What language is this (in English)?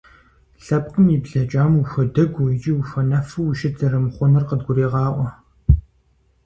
Kabardian